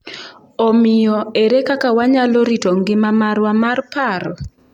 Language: Luo (Kenya and Tanzania)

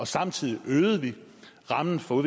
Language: Danish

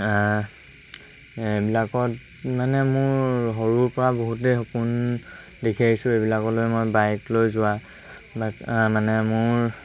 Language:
Assamese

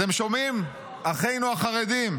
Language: Hebrew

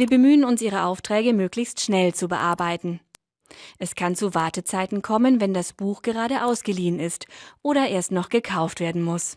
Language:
German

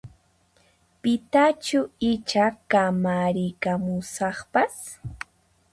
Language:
Puno Quechua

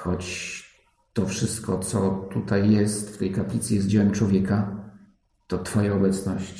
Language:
Polish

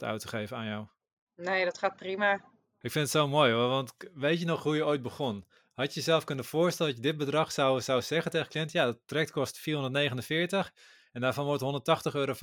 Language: Dutch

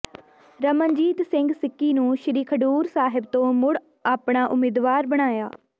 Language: Punjabi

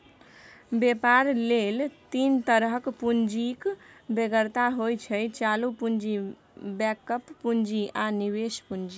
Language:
Maithili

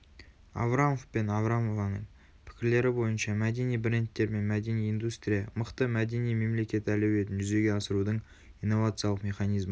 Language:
Kazakh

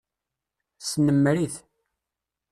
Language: Kabyle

